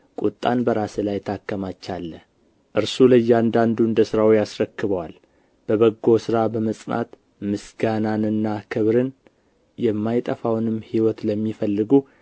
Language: Amharic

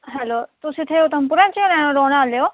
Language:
Dogri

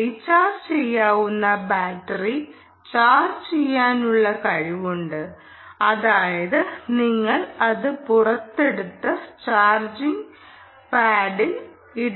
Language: Malayalam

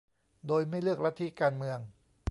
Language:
Thai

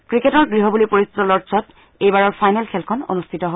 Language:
Assamese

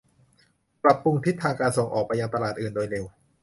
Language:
Thai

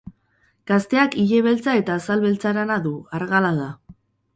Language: Basque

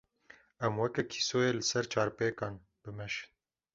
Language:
Kurdish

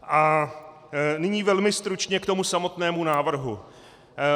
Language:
Czech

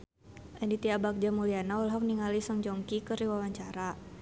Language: Sundanese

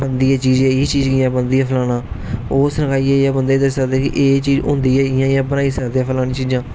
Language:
Dogri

